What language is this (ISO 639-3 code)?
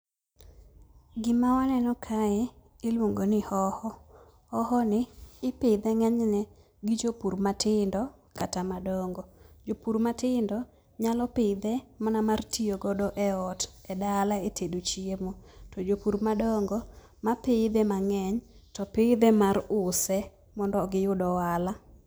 luo